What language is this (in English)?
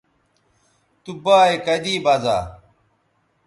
Bateri